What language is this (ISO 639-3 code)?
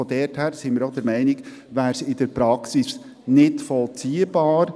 gsw